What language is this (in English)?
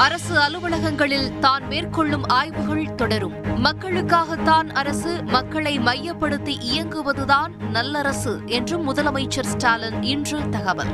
Tamil